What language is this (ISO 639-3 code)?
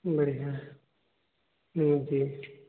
hin